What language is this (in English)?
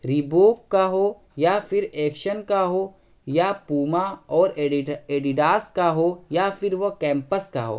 Urdu